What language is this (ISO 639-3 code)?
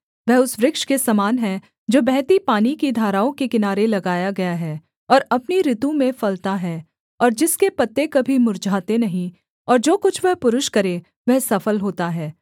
hin